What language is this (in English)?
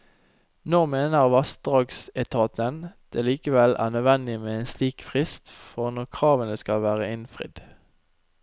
Norwegian